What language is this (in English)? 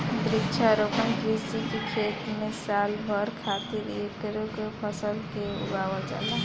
Bhojpuri